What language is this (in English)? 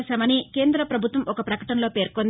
Telugu